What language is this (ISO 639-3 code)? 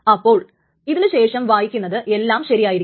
mal